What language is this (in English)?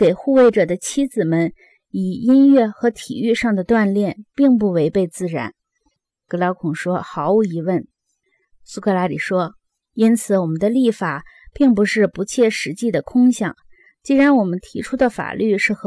Chinese